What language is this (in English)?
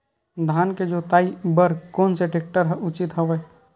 Chhattisgarhi